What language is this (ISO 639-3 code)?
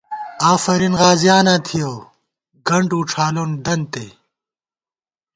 gwt